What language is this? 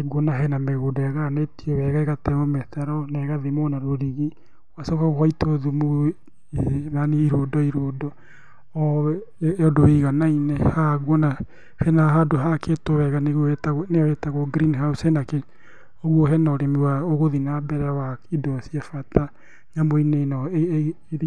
Kikuyu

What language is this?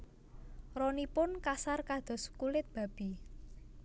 Javanese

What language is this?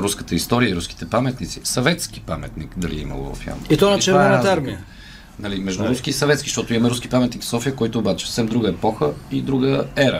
Bulgarian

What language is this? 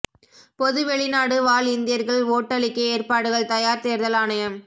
Tamil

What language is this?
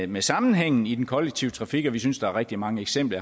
Danish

